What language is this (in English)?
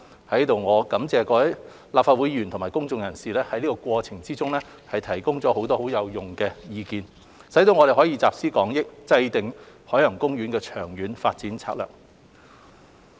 Cantonese